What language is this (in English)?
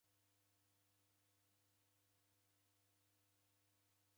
Taita